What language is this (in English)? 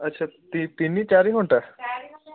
Odia